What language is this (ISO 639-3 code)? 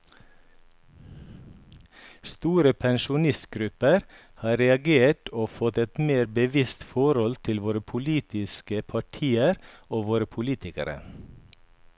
nor